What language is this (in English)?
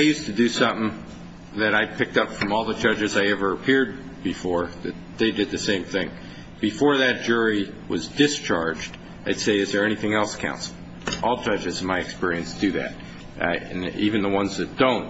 English